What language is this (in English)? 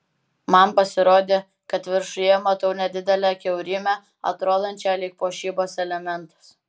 Lithuanian